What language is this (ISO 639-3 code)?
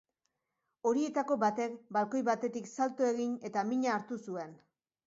eus